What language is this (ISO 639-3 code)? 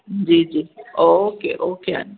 snd